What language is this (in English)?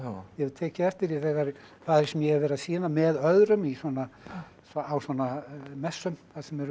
Icelandic